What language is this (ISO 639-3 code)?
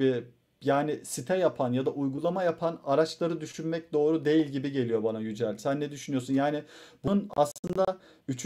tur